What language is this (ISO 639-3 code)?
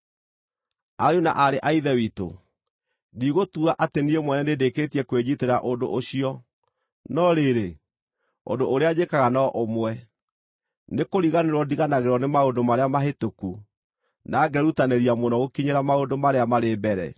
kik